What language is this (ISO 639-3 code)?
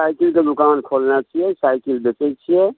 mai